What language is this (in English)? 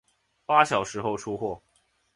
Chinese